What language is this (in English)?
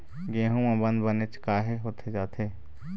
Chhattisgarhi